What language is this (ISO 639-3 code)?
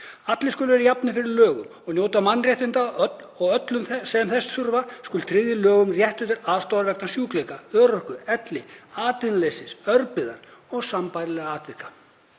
isl